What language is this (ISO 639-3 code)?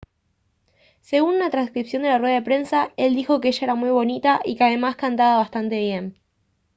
spa